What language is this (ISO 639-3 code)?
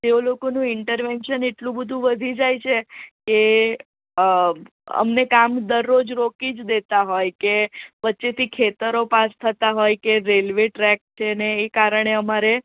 guj